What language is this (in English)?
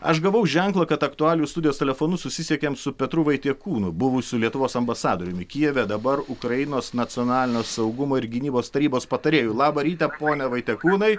Lithuanian